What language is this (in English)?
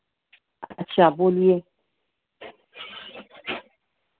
Hindi